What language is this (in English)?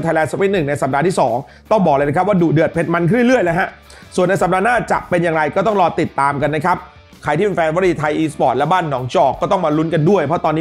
Thai